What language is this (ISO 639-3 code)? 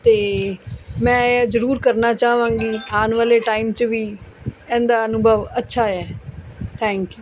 pan